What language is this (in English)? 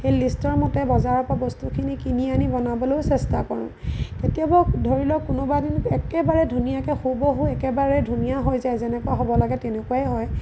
Assamese